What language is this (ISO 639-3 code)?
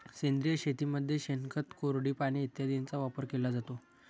mar